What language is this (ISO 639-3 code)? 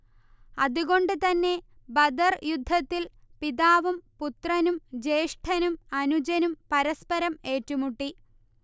mal